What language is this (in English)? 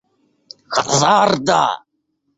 Esperanto